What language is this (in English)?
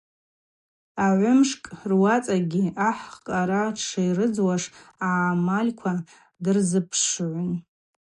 Abaza